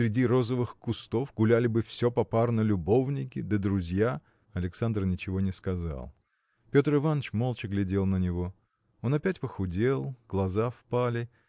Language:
Russian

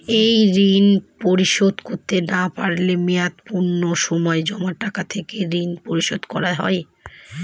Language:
Bangla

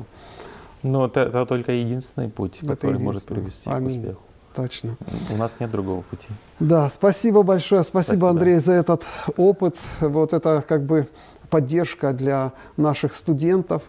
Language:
Russian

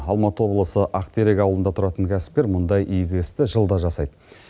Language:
Kazakh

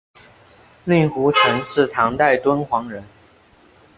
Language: Chinese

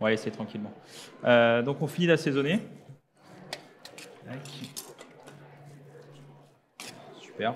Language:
French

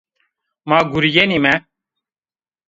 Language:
Zaza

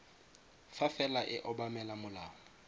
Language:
Tswana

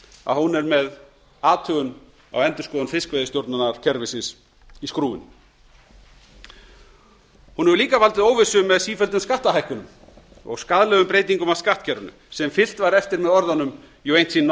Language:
Icelandic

